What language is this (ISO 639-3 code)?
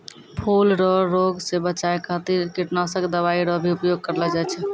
mai